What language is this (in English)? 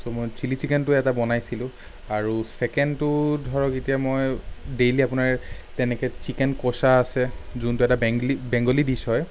Assamese